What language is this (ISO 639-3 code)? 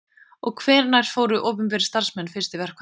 isl